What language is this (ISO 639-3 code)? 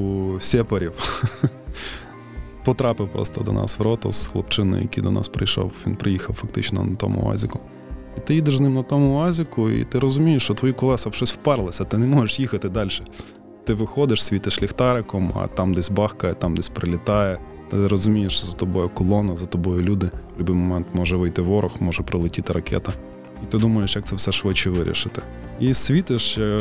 ukr